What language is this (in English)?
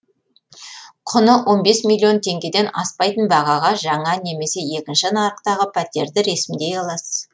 Kazakh